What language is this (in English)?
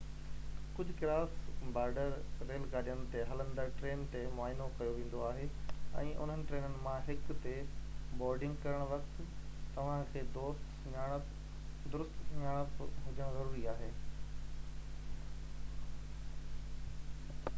Sindhi